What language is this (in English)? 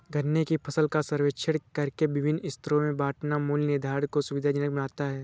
Hindi